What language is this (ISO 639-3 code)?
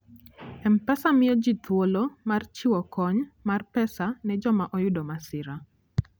luo